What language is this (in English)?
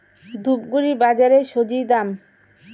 Bangla